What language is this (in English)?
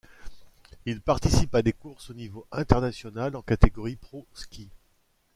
French